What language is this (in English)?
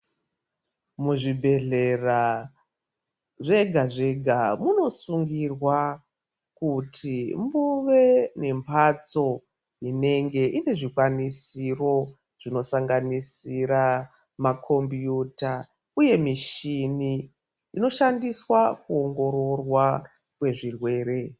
Ndau